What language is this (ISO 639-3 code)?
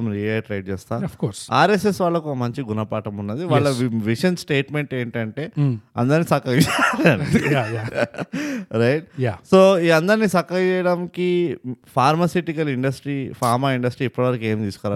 tel